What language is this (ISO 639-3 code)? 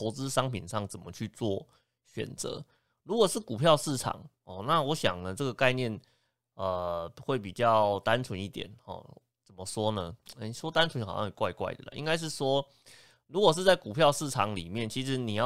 zho